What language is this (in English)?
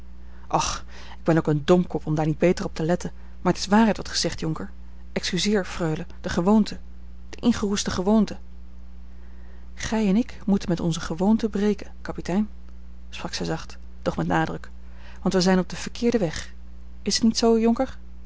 Dutch